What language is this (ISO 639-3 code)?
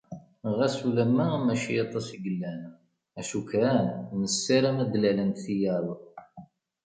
kab